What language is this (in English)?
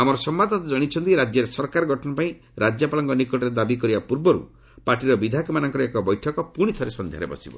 Odia